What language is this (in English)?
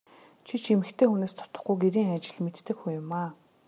Mongolian